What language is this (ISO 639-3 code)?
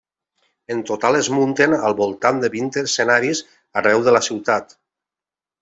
cat